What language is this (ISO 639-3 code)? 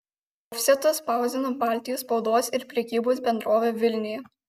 lit